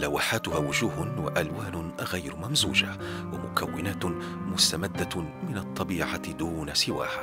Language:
Arabic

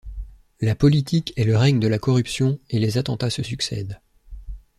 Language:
French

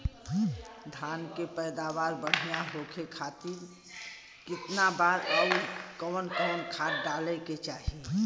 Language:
Bhojpuri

